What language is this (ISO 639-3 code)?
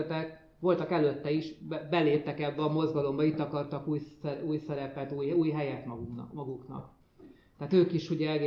hun